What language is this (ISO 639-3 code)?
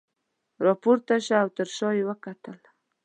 pus